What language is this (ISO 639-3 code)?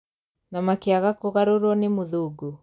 kik